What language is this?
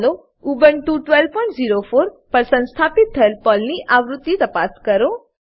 Gujarati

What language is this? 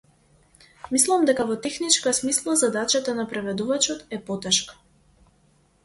Macedonian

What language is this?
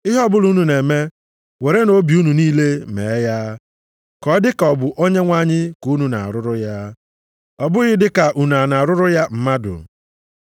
Igbo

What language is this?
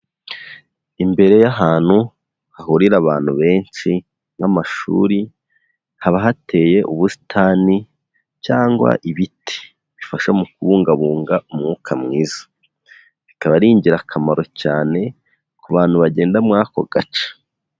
Kinyarwanda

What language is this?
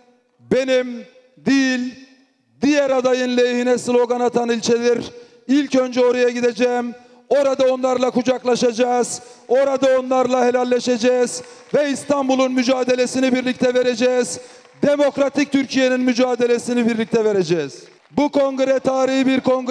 Turkish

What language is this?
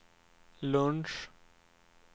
Swedish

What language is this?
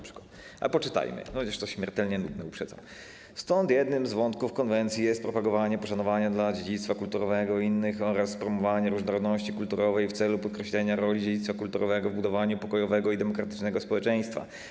Polish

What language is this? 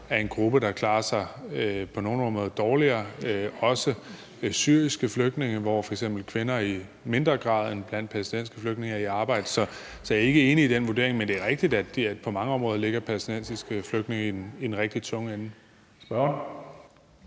Danish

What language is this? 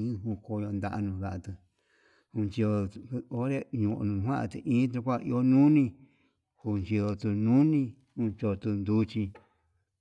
Yutanduchi Mixtec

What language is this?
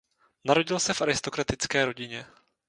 Czech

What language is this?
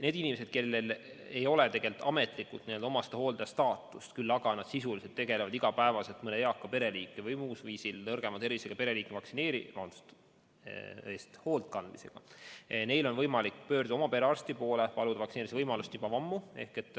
Estonian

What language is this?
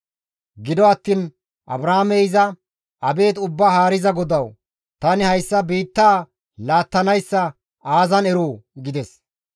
Gamo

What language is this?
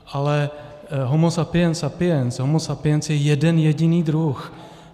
Czech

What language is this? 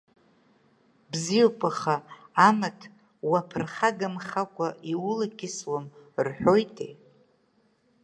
Abkhazian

